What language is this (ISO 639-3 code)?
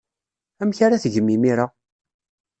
kab